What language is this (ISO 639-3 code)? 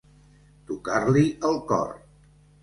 cat